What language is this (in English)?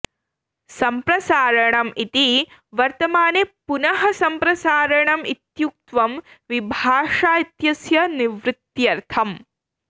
Sanskrit